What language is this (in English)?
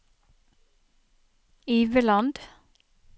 Norwegian